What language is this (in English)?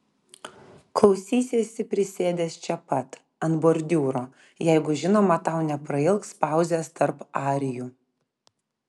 Lithuanian